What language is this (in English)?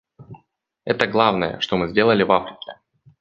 Russian